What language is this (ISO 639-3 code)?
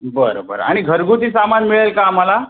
mar